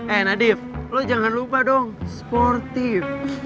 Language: Indonesian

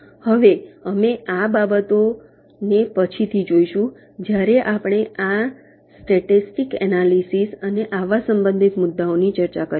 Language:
Gujarati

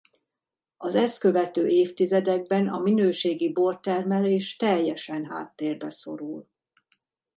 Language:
Hungarian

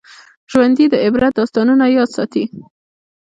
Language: Pashto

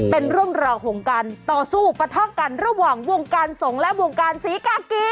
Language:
Thai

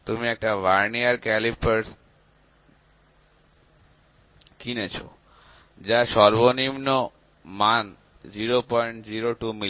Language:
Bangla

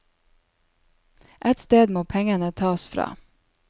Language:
Norwegian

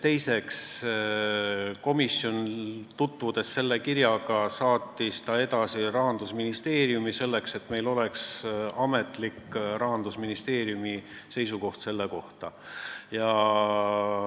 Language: Estonian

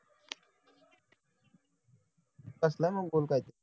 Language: Marathi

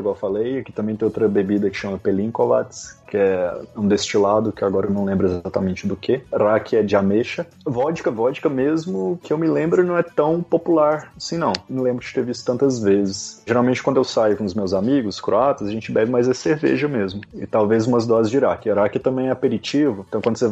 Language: Portuguese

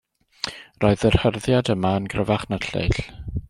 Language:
Welsh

